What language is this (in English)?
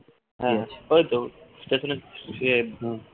Bangla